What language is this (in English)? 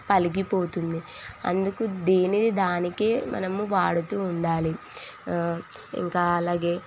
Telugu